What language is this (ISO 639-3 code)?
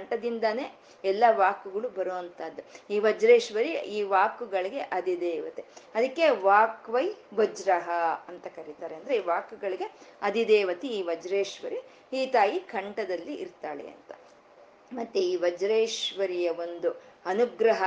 kan